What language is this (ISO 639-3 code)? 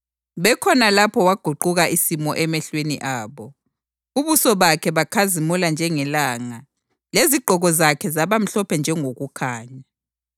nde